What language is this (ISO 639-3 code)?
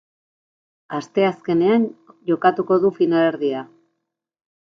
eus